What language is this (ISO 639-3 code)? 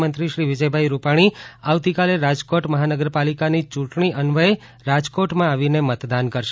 guj